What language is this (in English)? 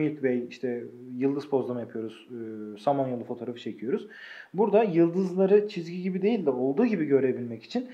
Turkish